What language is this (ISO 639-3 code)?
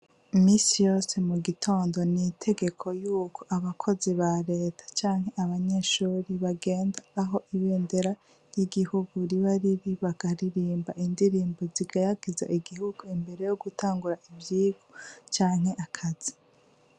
run